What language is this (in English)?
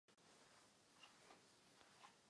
Czech